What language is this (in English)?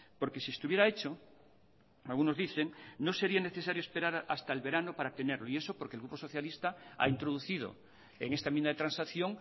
Spanish